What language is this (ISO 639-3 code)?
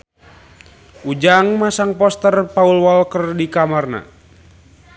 sun